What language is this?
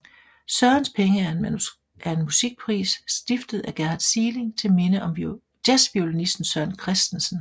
Danish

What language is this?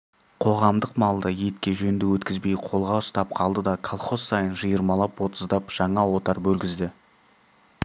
Kazakh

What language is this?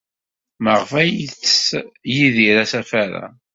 Kabyle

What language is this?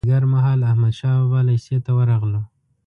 Pashto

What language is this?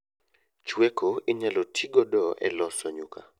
Luo (Kenya and Tanzania)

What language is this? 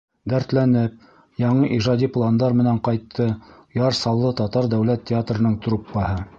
Bashkir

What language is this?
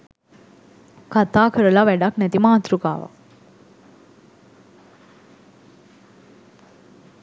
Sinhala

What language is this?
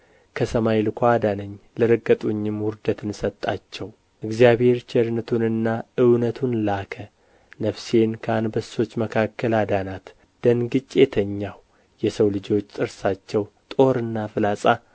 Amharic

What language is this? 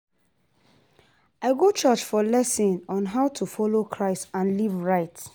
Nigerian Pidgin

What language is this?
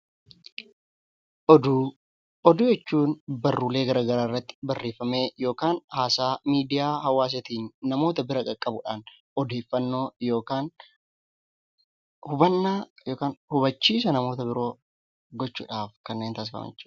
Oromo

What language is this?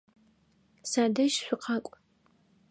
Adyghe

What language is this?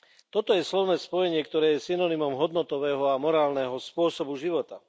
Slovak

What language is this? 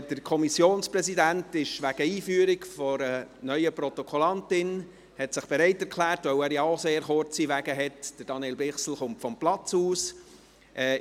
Swiss German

